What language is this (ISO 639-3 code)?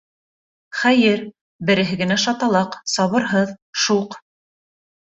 bak